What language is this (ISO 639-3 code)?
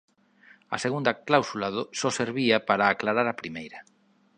glg